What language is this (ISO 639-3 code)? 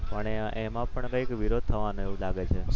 guj